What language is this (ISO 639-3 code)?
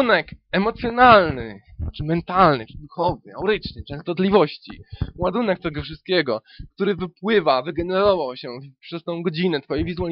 pol